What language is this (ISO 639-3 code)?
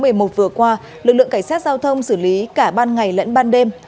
vie